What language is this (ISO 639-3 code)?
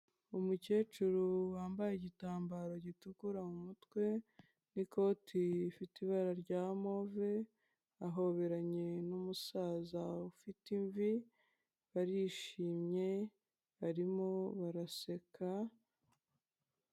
kin